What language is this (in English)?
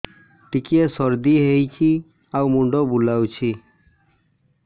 Odia